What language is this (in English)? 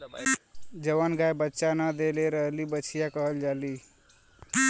Bhojpuri